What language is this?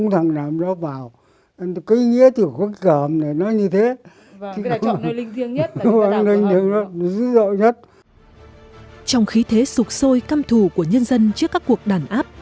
Vietnamese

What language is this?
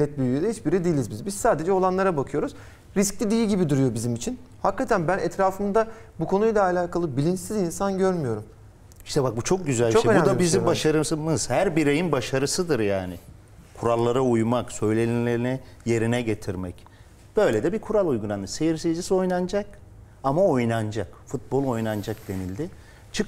Turkish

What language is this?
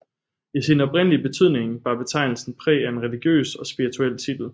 Danish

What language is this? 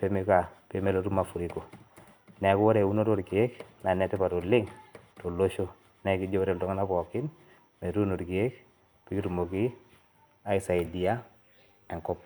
Masai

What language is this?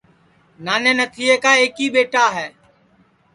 Sansi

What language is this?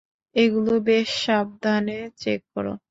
Bangla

